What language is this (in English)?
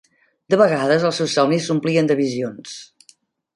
Catalan